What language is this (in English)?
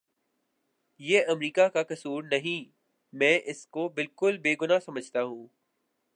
Urdu